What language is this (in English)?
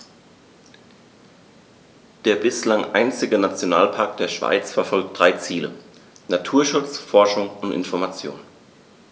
German